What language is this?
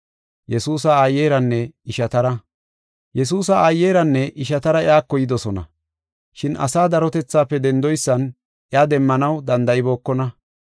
Gofa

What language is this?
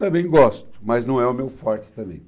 Portuguese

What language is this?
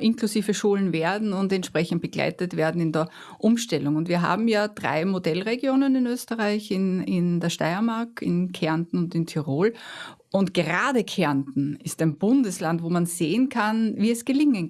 German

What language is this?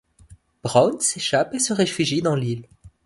French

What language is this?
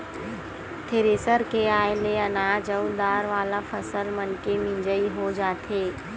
Chhattisgarhi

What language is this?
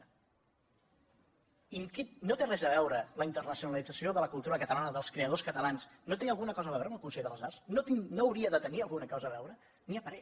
Catalan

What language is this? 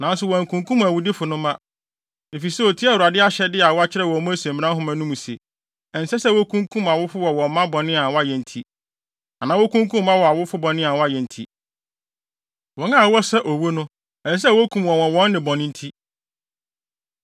Akan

